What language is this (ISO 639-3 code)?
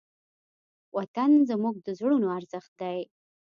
pus